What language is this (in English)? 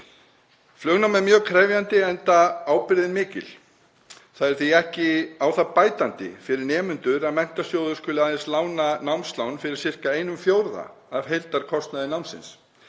Icelandic